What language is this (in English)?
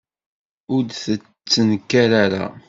Kabyle